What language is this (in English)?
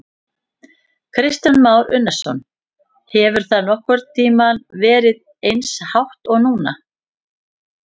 Icelandic